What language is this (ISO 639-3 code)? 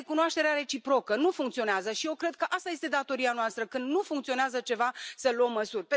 ron